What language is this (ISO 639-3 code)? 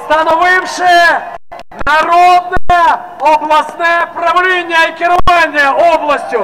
ukr